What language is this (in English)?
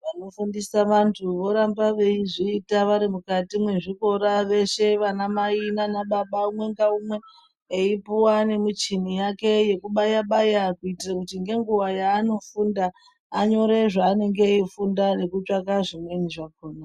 Ndau